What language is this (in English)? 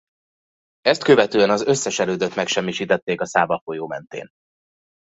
Hungarian